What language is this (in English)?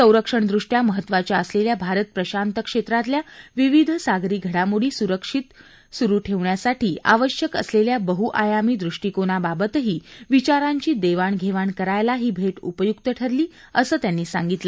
Marathi